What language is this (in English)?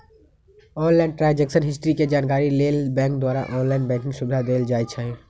Magahi